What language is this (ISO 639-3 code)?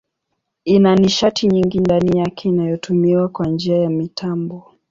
swa